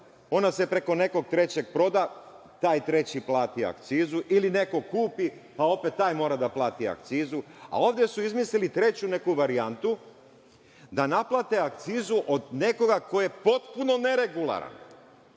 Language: Serbian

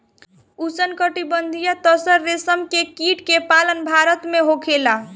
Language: Bhojpuri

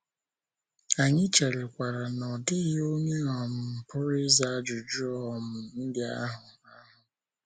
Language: Igbo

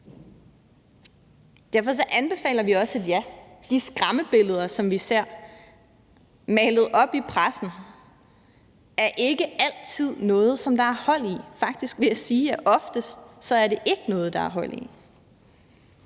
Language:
Danish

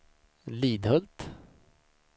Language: Swedish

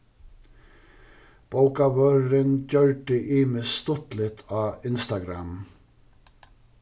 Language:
Faroese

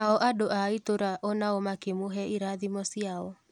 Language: Kikuyu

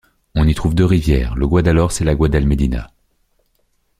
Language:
French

